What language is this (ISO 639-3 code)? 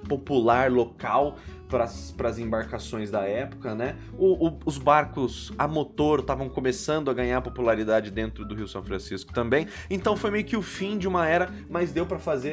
por